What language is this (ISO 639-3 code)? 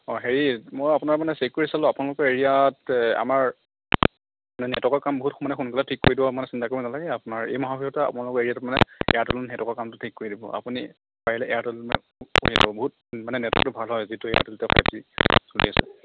asm